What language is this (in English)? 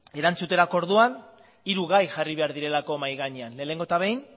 Basque